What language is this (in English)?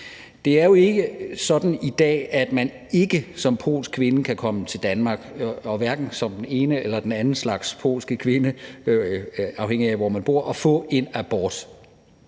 Danish